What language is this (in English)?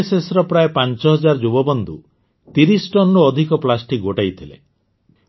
Odia